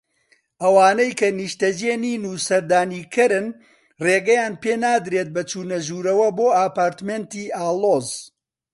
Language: Central Kurdish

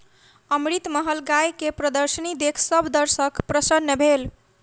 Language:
Maithili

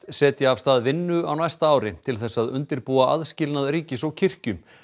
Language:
Icelandic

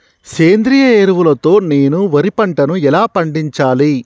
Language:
Telugu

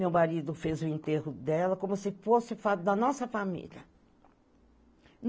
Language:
Portuguese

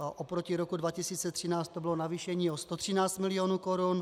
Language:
Czech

